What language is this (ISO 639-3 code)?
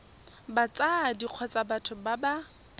tsn